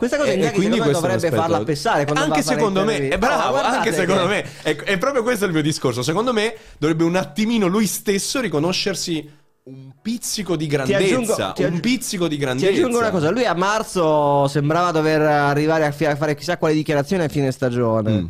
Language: Italian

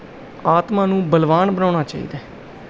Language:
Punjabi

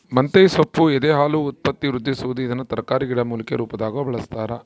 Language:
Kannada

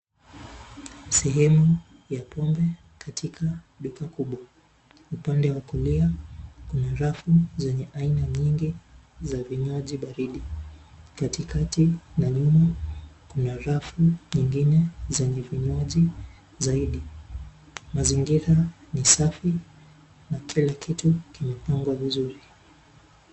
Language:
Swahili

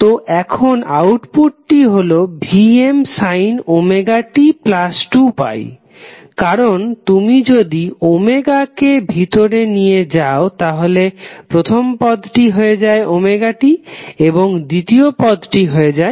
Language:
Bangla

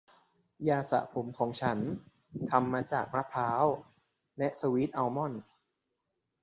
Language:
Thai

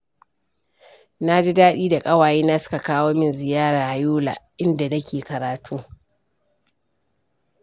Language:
Hausa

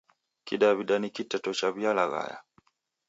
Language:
Taita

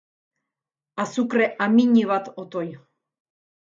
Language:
Basque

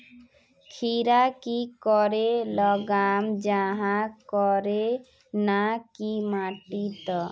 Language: Magahi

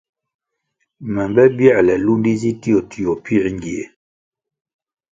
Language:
Kwasio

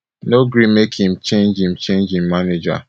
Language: Nigerian Pidgin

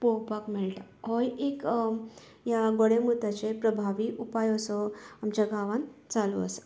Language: Konkani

